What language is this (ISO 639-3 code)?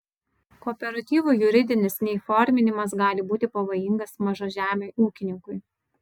lit